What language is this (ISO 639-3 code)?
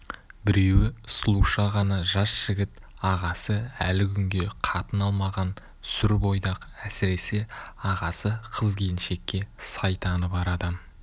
kaz